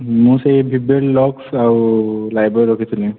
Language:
Odia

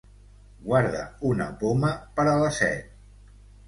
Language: Catalan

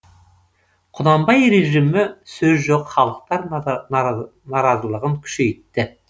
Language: Kazakh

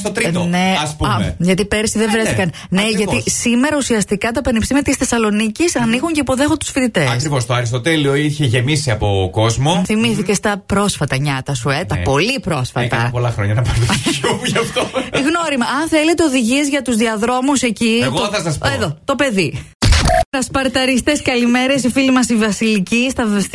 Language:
Greek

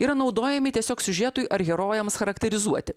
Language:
Lithuanian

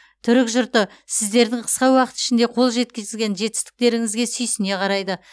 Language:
Kazakh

